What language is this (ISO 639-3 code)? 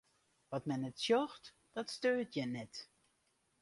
fry